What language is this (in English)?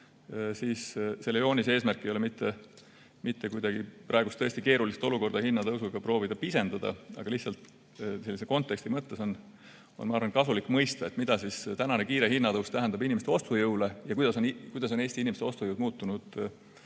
Estonian